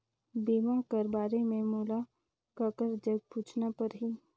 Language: Chhattisgarhi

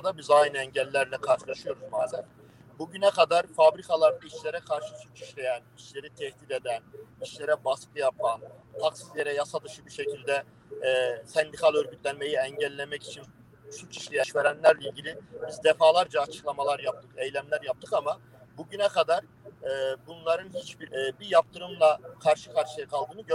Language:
Turkish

